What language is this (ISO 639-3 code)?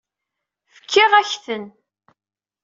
kab